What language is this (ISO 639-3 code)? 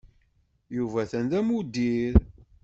kab